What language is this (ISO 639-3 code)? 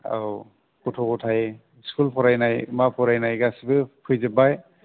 brx